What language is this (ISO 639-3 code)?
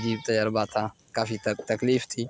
urd